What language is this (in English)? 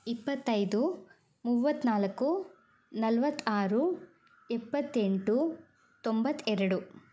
Kannada